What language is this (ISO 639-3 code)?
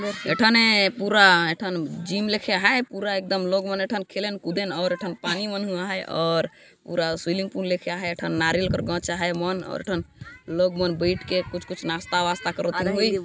sck